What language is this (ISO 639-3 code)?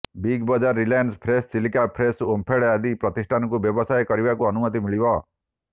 ori